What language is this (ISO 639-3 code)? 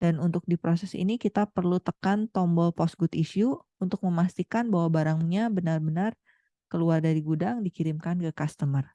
ind